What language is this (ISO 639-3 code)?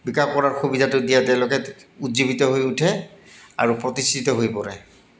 asm